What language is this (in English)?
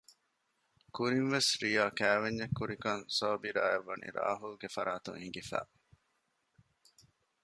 Divehi